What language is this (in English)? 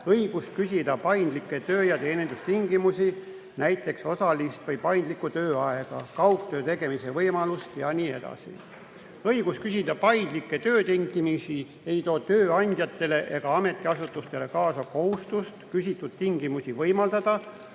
Estonian